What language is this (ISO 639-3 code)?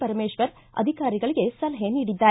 kan